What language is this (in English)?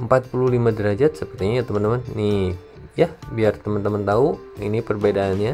Indonesian